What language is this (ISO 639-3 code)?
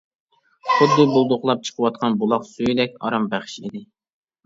uig